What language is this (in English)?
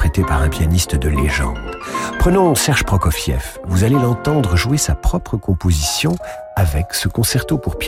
French